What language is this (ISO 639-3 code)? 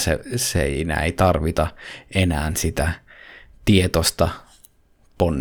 fin